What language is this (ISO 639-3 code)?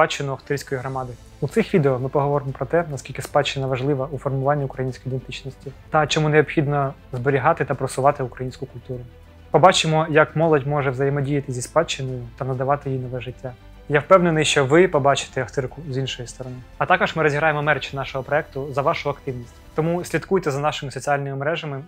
ukr